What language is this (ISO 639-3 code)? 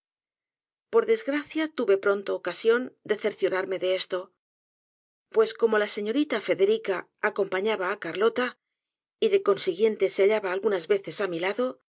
spa